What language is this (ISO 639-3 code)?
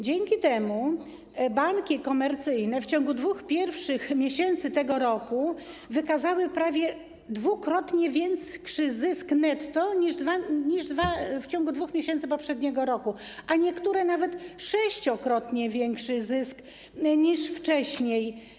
pol